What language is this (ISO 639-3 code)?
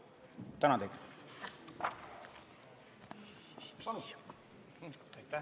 est